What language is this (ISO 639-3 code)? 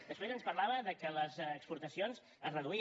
cat